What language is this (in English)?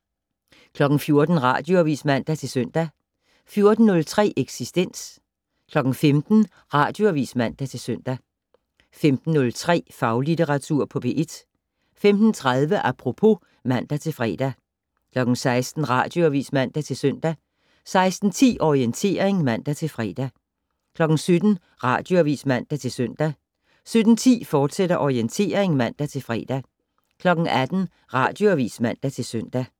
Danish